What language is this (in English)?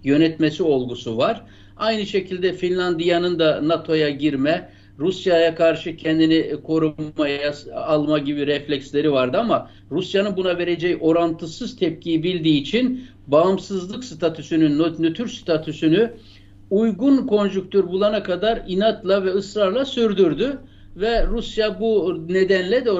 Turkish